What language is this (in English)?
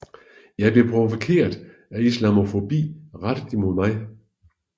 Danish